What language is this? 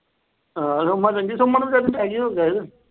Punjabi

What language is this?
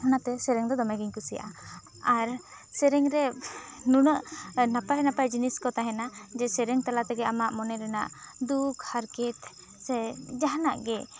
Santali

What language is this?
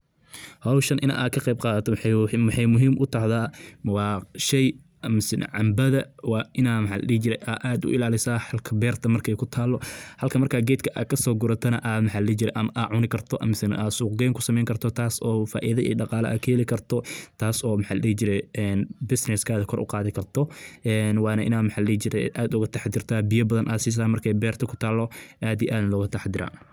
Somali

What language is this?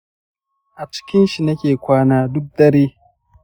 Hausa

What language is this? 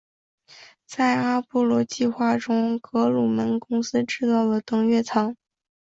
Chinese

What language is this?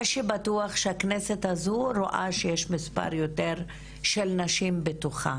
Hebrew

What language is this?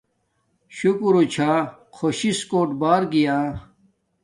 Domaaki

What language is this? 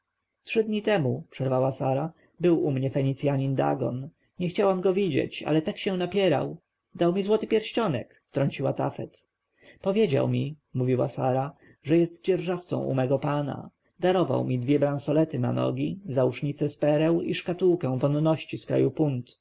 Polish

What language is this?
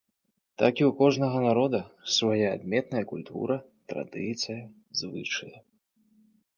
Belarusian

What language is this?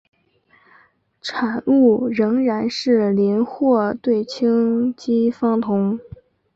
Chinese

